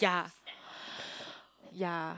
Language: English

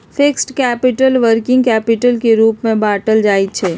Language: Magahi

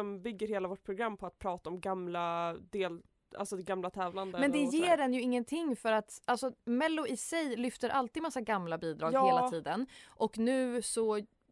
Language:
Swedish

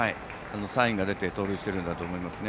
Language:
Japanese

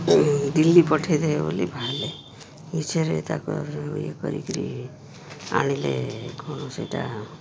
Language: Odia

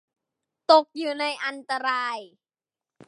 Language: Thai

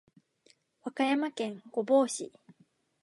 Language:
Japanese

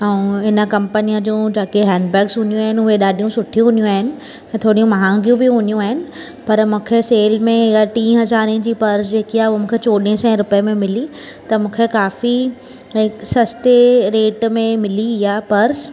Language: Sindhi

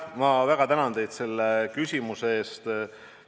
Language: Estonian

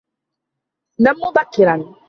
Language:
Arabic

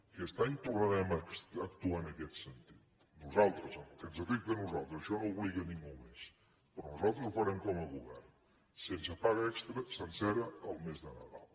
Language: Catalan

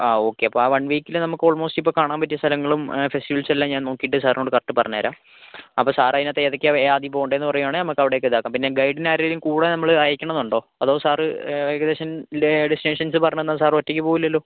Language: Malayalam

